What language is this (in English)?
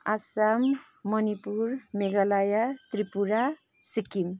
Nepali